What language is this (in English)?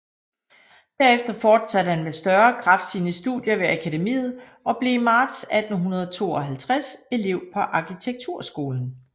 Danish